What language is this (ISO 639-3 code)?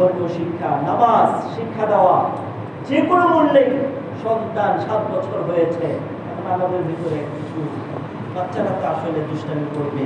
ben